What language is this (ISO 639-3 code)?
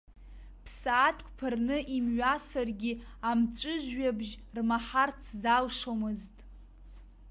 abk